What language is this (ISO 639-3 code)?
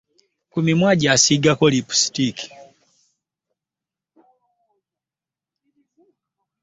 lug